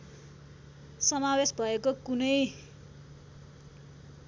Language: Nepali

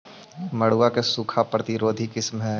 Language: Magahi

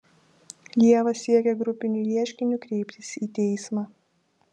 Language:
Lithuanian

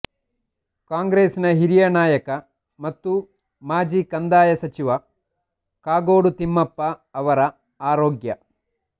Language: Kannada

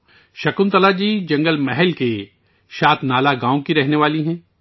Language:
Urdu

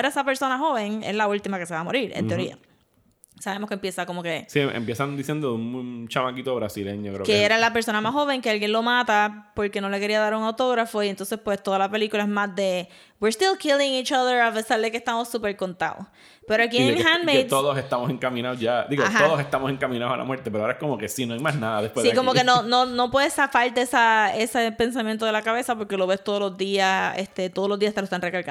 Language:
Spanish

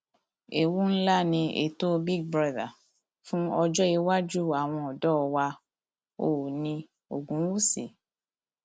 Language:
Yoruba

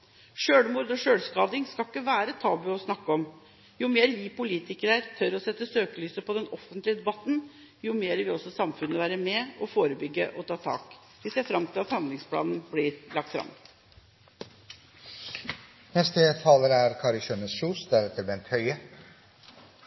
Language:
Norwegian Bokmål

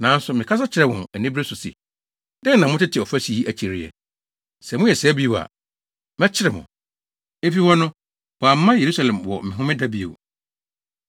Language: Akan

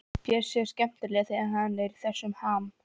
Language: Icelandic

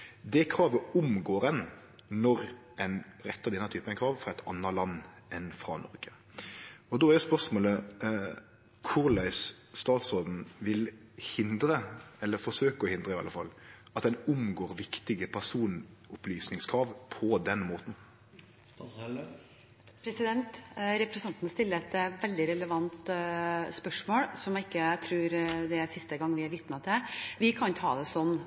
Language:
Norwegian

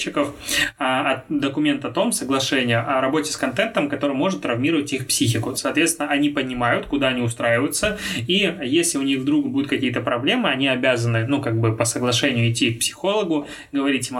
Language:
Russian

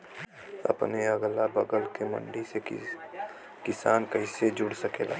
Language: Bhojpuri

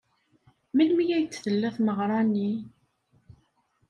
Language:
Kabyle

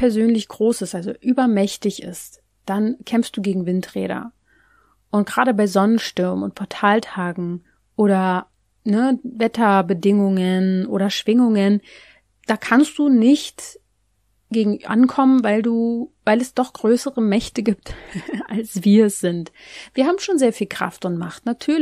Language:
German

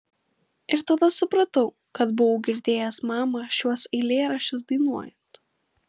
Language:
Lithuanian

